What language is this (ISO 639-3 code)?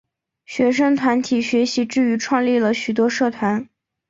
zho